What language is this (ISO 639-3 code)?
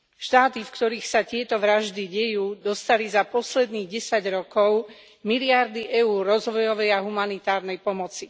slk